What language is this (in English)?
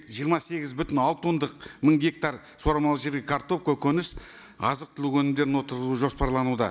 Kazakh